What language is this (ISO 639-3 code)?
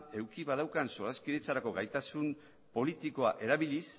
eus